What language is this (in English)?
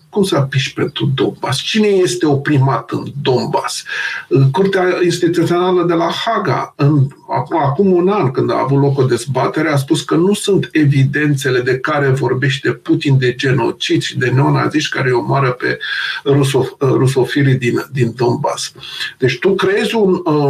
Romanian